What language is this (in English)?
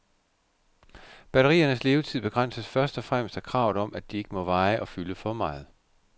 Danish